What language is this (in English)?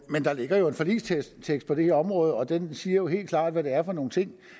Danish